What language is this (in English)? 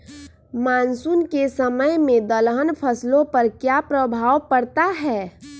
Magahi